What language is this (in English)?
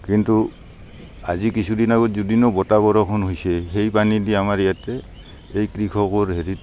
Assamese